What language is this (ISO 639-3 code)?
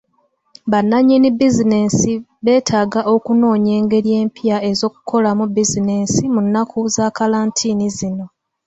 lug